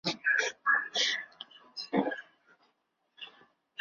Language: Chinese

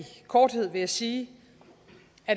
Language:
Danish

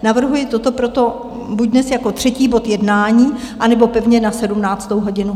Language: Czech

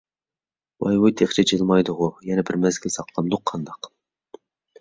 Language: Uyghur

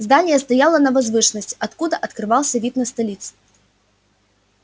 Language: Russian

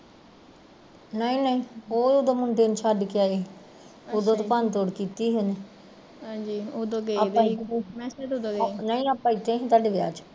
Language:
Punjabi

